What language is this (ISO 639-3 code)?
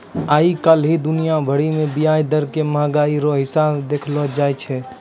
mai